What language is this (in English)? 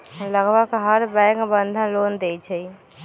Magahi